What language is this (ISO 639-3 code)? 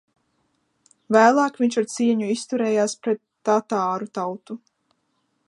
lav